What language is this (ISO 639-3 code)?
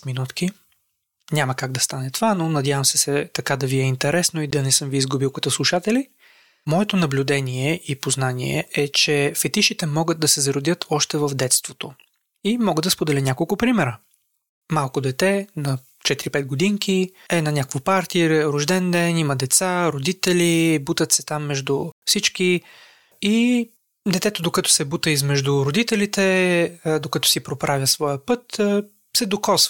bul